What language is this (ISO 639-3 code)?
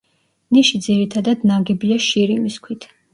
kat